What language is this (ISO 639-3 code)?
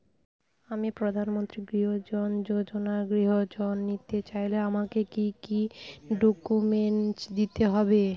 ben